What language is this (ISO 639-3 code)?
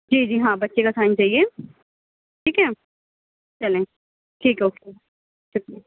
urd